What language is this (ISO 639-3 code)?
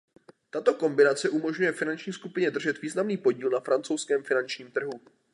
ces